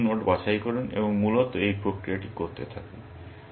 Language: Bangla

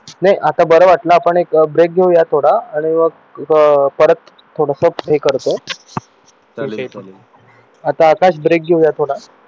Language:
Marathi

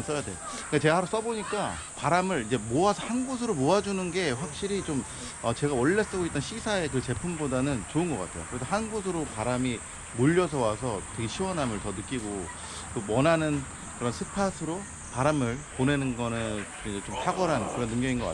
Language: Korean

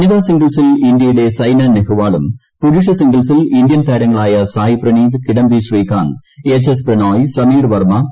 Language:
Malayalam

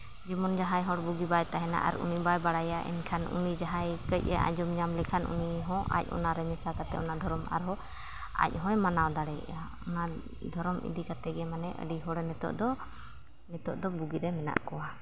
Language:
Santali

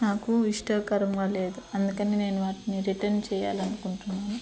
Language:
Telugu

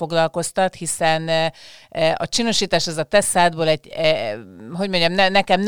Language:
Hungarian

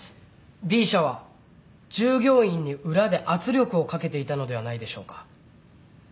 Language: Japanese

